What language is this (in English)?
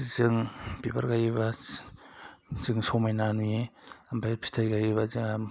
Bodo